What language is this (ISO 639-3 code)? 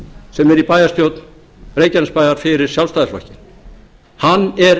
isl